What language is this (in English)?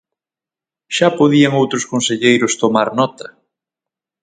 Galician